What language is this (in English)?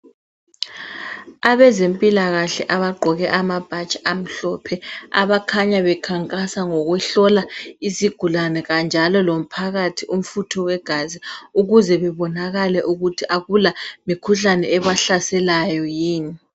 North Ndebele